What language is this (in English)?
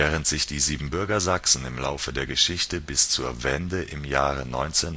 German